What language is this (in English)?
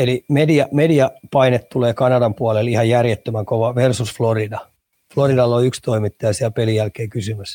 Finnish